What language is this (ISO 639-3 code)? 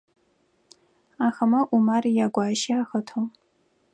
ady